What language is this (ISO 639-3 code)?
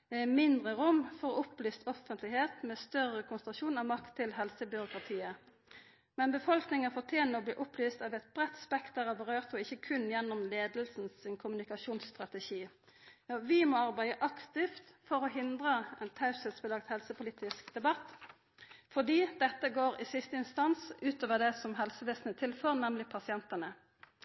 nno